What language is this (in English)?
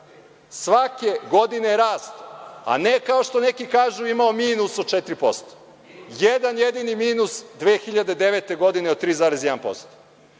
Serbian